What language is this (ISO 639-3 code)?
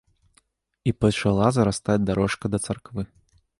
bel